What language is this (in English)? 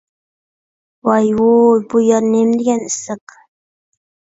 Uyghur